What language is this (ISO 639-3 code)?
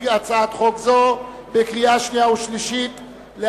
heb